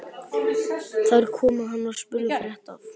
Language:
Icelandic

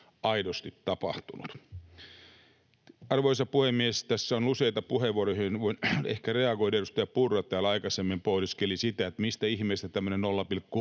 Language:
Finnish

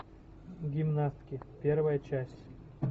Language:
Russian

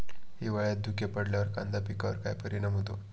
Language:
Marathi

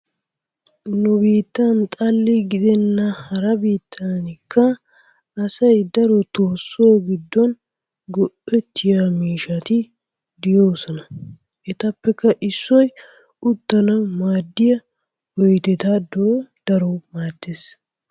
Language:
Wolaytta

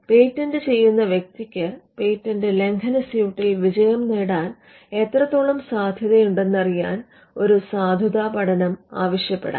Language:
Malayalam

